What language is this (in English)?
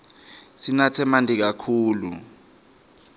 Swati